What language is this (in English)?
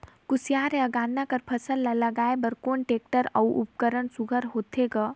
Chhattisgarhi